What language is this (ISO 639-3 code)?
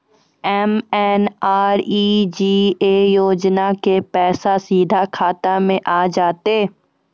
mai